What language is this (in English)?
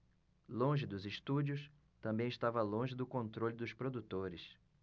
Portuguese